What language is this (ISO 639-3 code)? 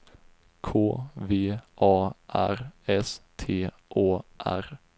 swe